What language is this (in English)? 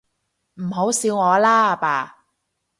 Cantonese